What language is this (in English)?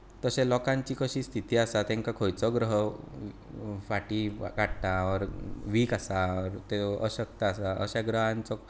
Konkani